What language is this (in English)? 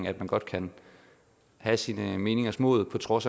Danish